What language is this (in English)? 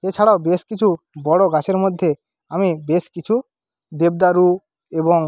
Bangla